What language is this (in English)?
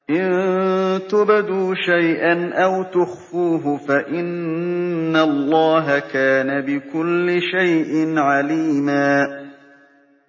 Arabic